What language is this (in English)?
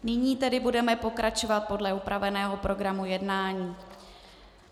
Czech